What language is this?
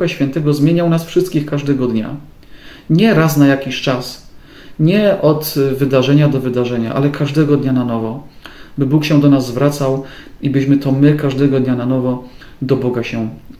Polish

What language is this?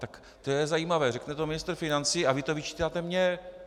Czech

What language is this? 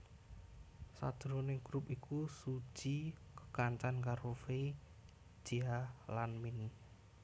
Javanese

